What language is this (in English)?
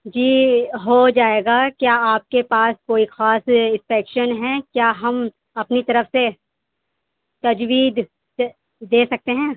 Urdu